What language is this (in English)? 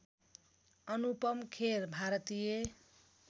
Nepali